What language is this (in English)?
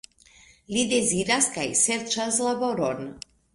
Esperanto